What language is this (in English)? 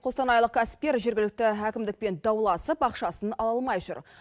Kazakh